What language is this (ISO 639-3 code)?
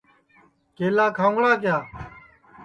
ssi